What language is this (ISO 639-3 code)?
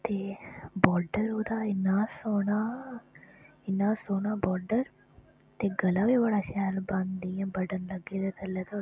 doi